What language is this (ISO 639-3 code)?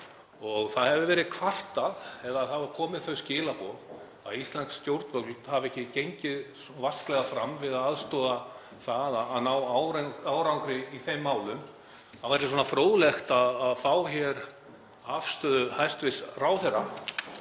isl